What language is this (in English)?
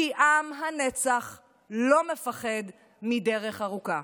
Hebrew